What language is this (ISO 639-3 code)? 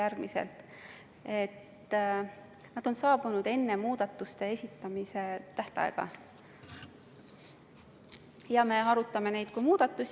est